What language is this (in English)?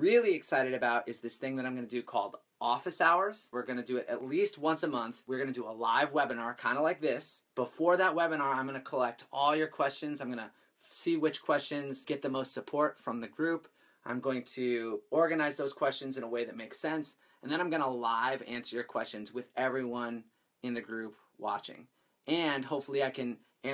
English